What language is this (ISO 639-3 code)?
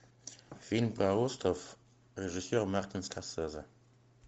rus